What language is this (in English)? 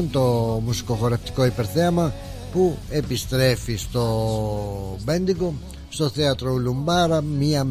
Greek